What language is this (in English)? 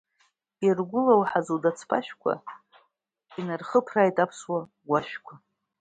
Abkhazian